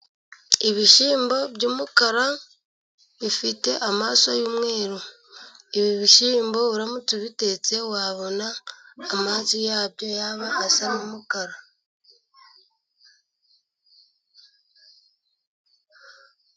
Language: Kinyarwanda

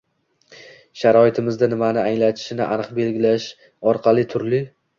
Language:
Uzbek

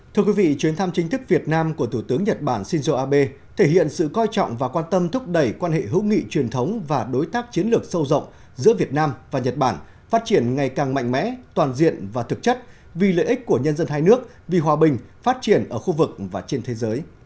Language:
Vietnamese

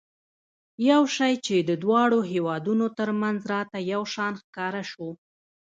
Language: Pashto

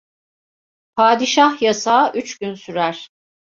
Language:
Turkish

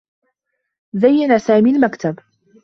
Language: Arabic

